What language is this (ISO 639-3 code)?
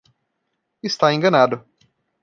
por